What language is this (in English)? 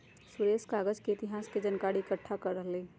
Magahi